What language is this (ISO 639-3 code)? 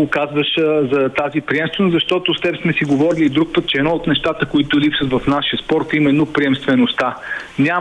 bul